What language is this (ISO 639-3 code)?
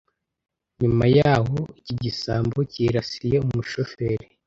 kin